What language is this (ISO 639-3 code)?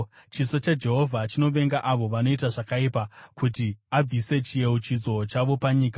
sna